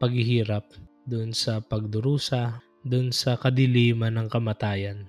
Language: Filipino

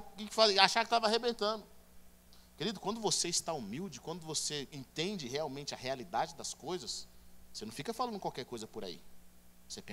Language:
Portuguese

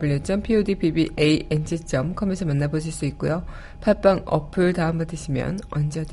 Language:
Korean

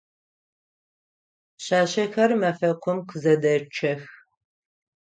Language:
Adyghe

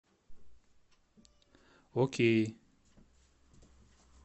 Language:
Russian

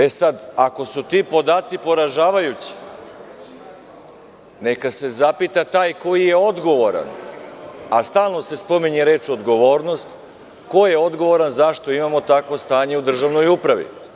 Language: Serbian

